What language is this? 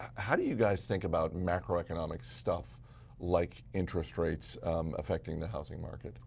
English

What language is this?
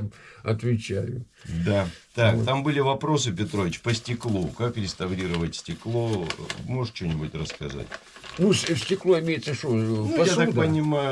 Russian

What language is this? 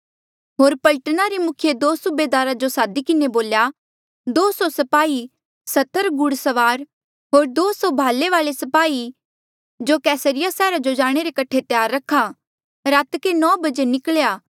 Mandeali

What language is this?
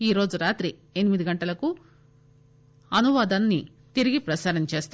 Telugu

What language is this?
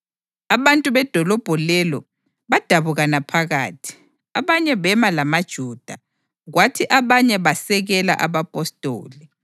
North Ndebele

